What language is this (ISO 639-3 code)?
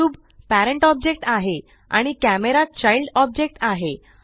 mar